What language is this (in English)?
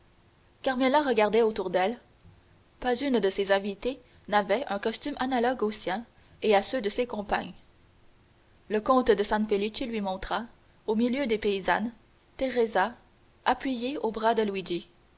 French